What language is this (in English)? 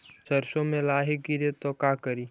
Magahi